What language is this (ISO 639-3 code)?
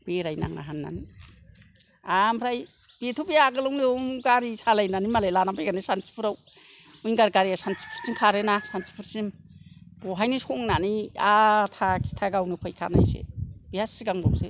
brx